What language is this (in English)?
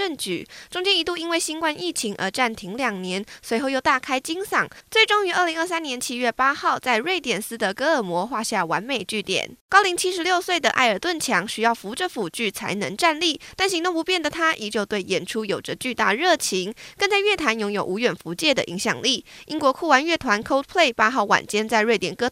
Chinese